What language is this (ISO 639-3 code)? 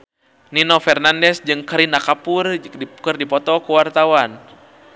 sun